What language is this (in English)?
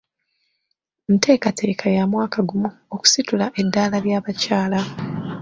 Ganda